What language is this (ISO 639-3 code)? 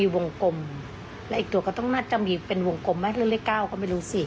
tha